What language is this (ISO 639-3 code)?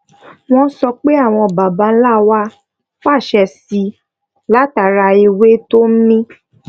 yor